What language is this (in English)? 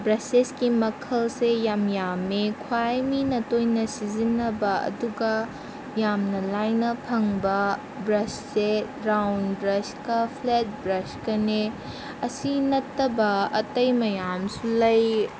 Manipuri